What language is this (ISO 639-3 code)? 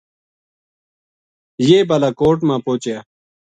gju